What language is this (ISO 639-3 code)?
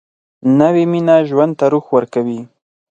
pus